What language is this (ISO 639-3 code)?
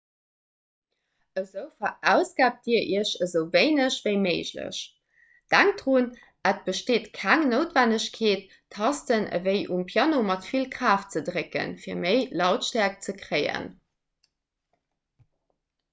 ltz